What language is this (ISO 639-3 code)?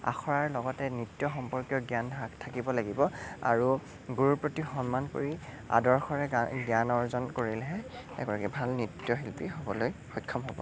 asm